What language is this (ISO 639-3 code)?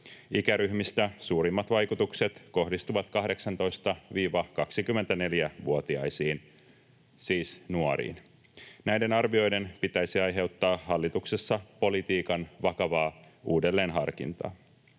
fin